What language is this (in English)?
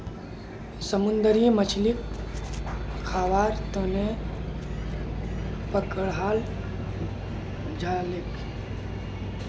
Magahi